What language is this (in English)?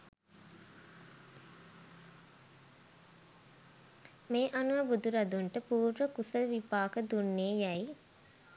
Sinhala